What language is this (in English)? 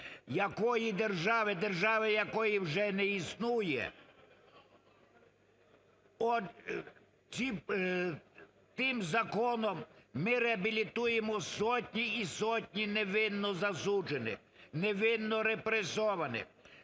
Ukrainian